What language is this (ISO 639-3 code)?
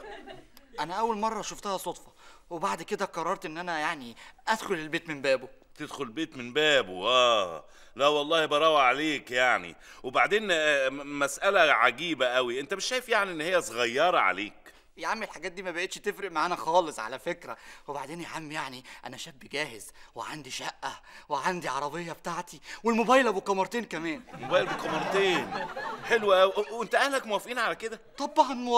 ara